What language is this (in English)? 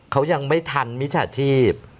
Thai